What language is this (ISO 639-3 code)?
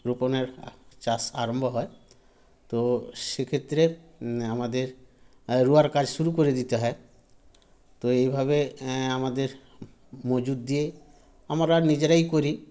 ben